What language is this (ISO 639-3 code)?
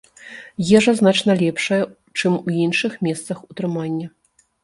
bel